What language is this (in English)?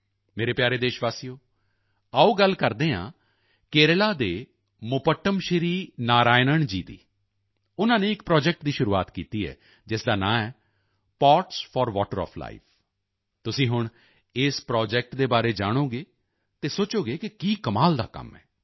Punjabi